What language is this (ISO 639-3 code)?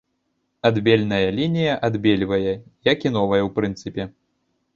bel